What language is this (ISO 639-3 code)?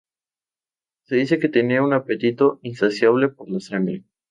spa